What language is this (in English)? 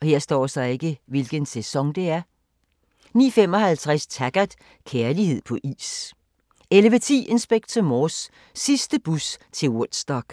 Danish